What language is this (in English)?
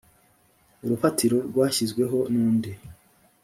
Kinyarwanda